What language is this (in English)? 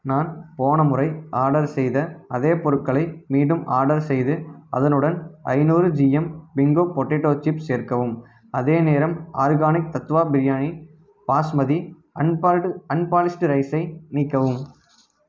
Tamil